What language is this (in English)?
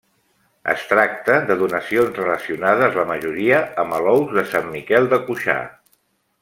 Catalan